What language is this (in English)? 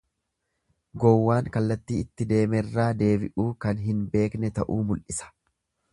Oromo